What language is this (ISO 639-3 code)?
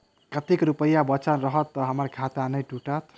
mai